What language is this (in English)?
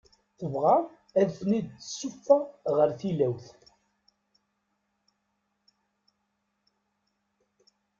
Kabyle